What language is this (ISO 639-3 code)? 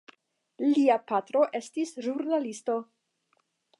epo